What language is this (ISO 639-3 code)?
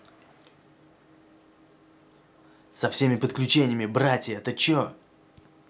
rus